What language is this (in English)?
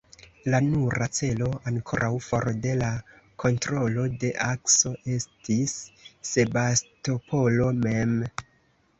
Esperanto